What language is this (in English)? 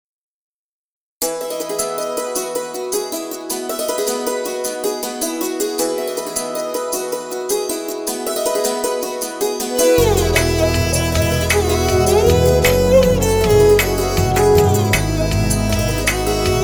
Telugu